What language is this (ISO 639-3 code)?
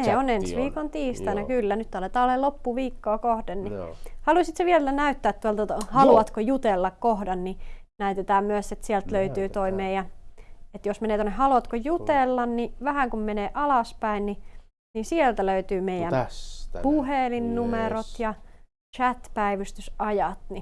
fin